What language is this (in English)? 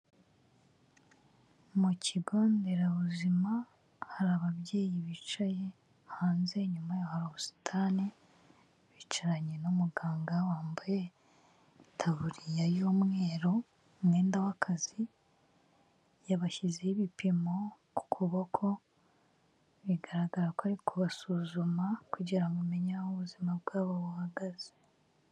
Kinyarwanda